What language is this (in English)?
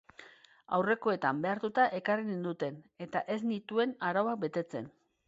Basque